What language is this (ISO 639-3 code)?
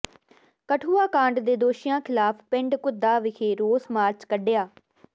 pan